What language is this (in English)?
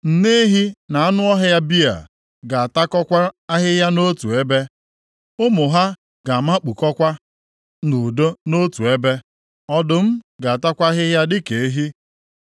Igbo